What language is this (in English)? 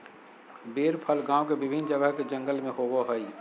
Magahi